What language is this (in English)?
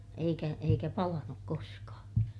Finnish